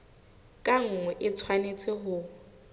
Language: Southern Sotho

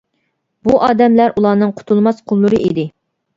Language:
Uyghur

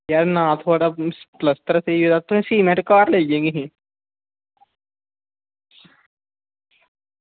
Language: Dogri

